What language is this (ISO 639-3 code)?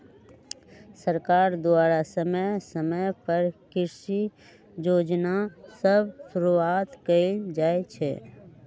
mag